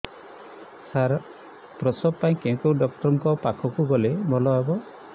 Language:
Odia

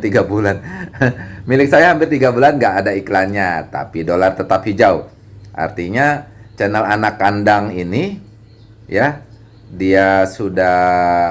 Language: Indonesian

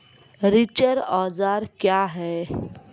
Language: Maithili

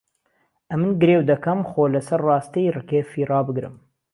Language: Central Kurdish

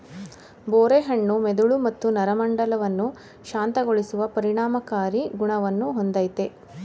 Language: Kannada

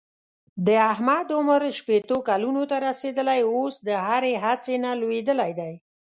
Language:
Pashto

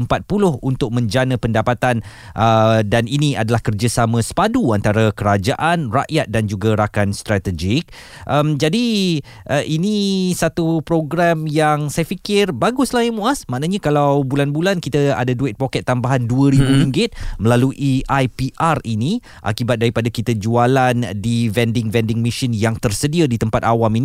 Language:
Malay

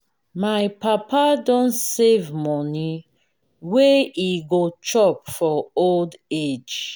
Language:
Nigerian Pidgin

